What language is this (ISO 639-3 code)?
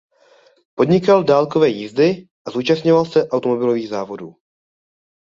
ces